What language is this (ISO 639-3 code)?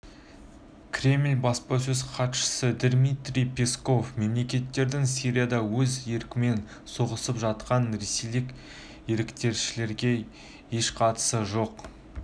kaz